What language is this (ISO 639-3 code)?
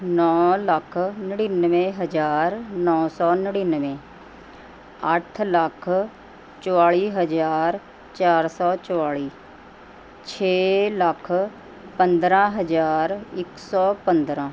pan